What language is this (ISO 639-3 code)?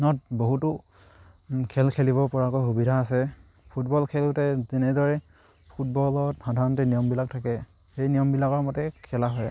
asm